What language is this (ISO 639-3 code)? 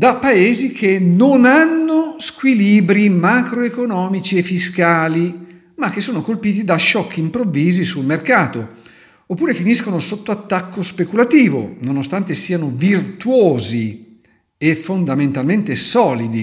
ita